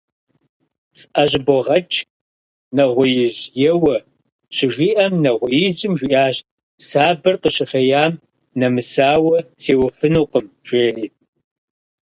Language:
Kabardian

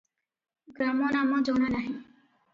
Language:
Odia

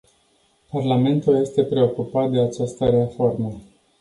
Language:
Romanian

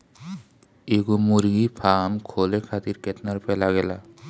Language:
Bhojpuri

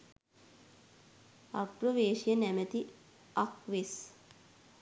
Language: Sinhala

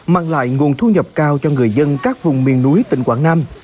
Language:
Vietnamese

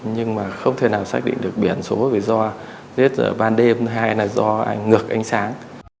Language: Vietnamese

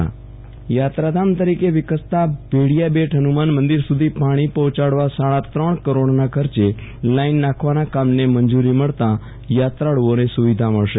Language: Gujarati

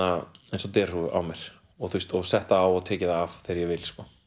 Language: Icelandic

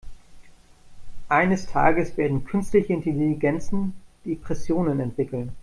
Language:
German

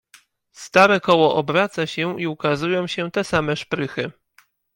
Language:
Polish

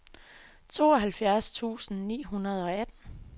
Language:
Danish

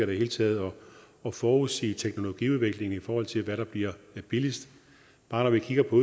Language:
Danish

